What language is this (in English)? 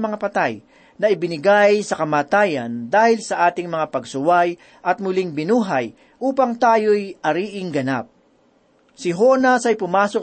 Filipino